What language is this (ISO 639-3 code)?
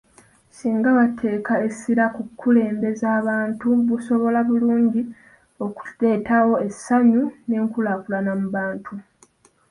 lug